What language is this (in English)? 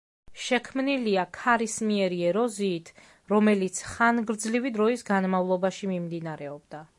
Georgian